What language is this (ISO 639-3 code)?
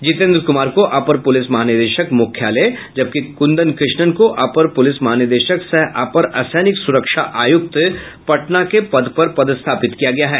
hin